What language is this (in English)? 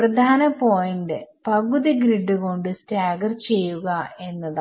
Malayalam